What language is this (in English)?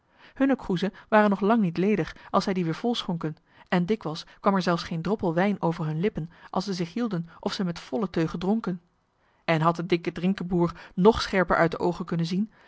Dutch